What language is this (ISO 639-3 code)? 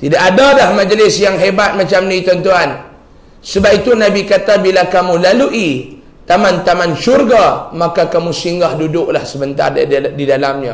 msa